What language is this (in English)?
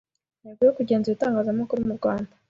Kinyarwanda